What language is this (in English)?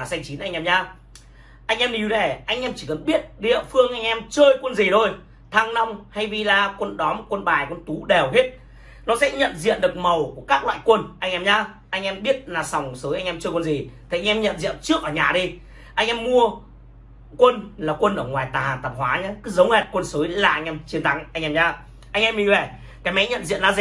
Vietnamese